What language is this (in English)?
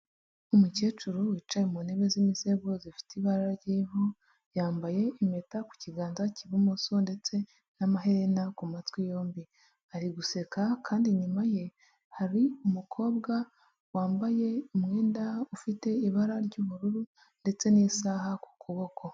Kinyarwanda